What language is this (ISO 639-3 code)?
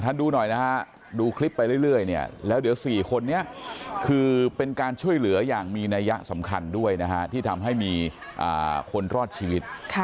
tha